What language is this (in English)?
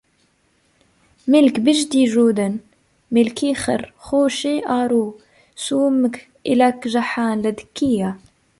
Arabic